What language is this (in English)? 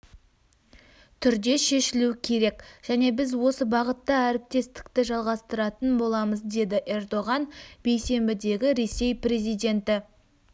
Kazakh